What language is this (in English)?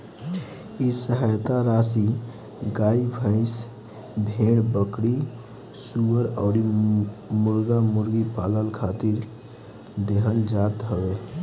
Bhojpuri